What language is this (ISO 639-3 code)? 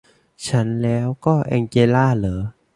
tha